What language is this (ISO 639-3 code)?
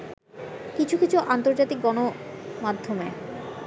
ben